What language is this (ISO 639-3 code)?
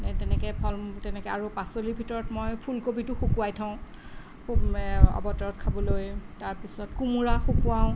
asm